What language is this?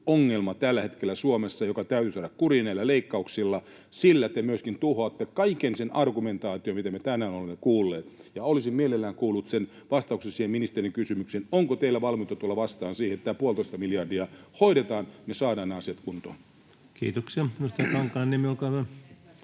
Finnish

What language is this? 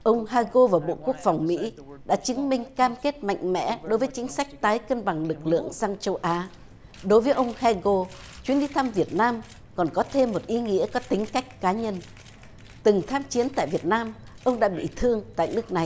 Vietnamese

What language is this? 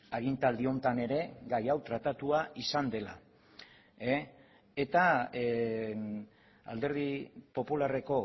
Basque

